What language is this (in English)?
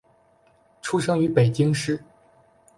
Chinese